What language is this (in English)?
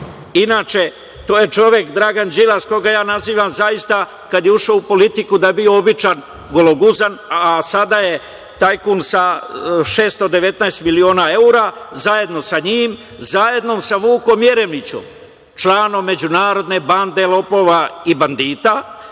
Serbian